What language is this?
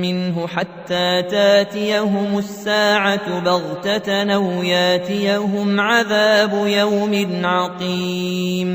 Arabic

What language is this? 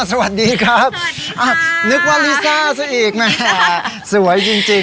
Thai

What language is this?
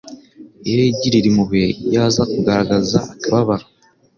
Kinyarwanda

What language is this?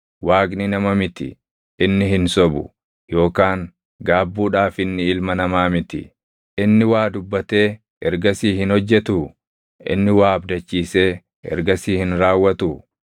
Oromo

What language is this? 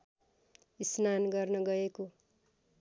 Nepali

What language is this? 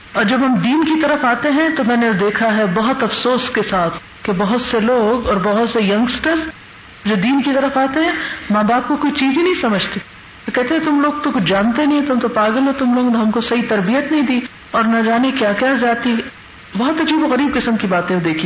Urdu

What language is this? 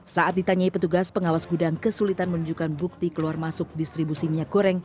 Indonesian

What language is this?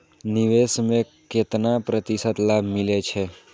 Maithili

